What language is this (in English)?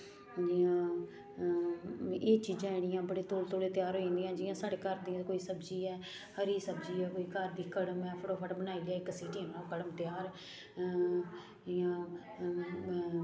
Dogri